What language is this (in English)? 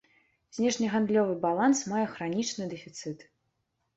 Belarusian